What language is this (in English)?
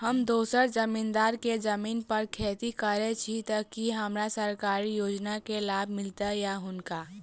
Maithili